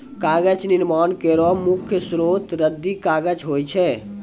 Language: Maithili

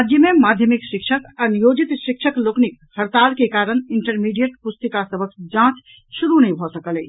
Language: Maithili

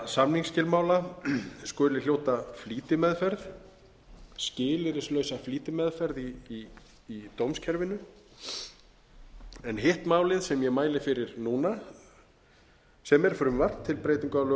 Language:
Icelandic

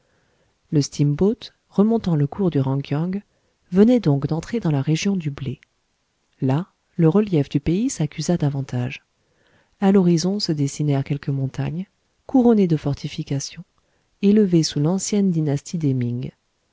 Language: French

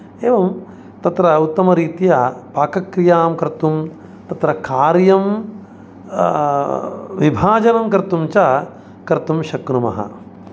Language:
Sanskrit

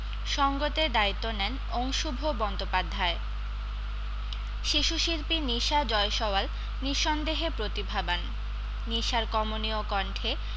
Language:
Bangla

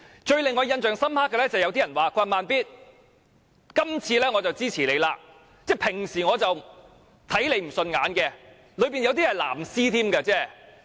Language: Cantonese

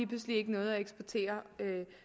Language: Danish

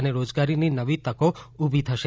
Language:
Gujarati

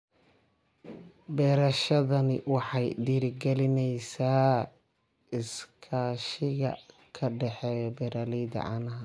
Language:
Somali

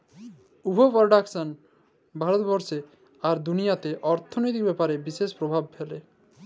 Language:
Bangla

